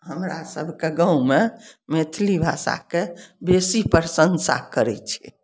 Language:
Maithili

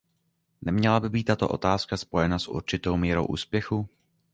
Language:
Czech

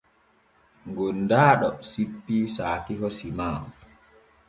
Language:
Borgu Fulfulde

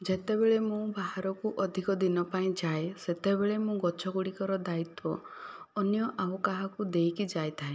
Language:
Odia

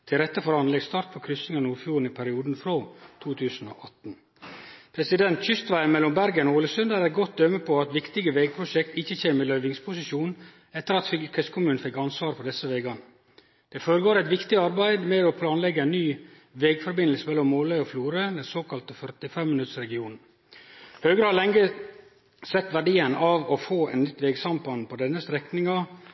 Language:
Norwegian Nynorsk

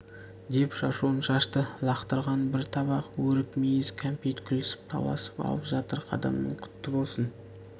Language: Kazakh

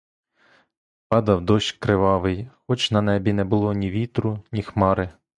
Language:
Ukrainian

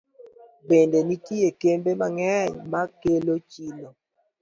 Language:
Luo (Kenya and Tanzania)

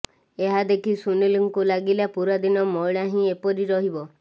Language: Odia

